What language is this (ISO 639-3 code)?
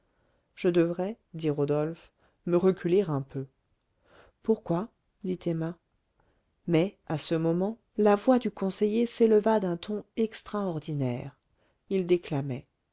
fra